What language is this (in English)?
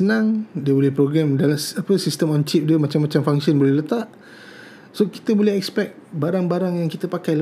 Malay